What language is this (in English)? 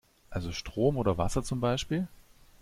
German